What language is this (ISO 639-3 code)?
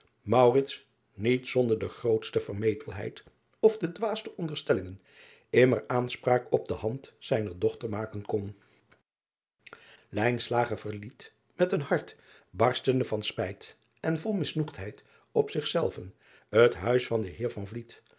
nld